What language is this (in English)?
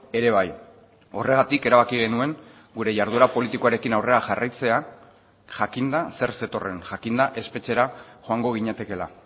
Basque